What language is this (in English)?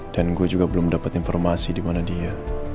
Indonesian